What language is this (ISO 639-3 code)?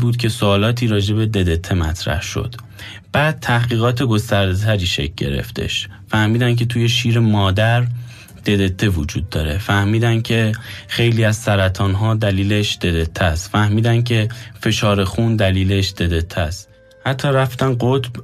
fas